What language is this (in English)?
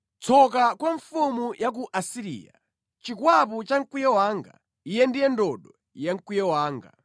Nyanja